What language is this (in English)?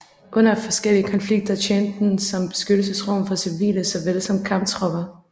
Danish